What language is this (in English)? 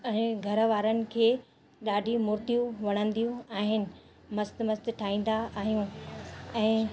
Sindhi